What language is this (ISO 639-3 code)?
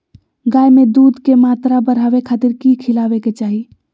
mag